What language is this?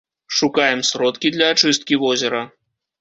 Belarusian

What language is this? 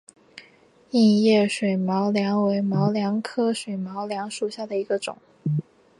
Chinese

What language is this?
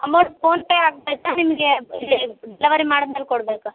Kannada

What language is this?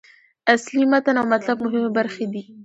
Pashto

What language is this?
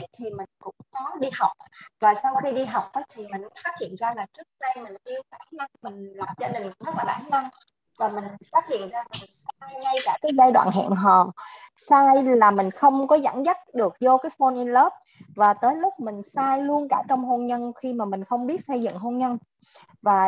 Vietnamese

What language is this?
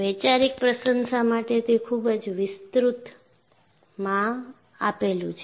Gujarati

